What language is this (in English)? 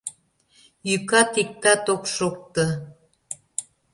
Mari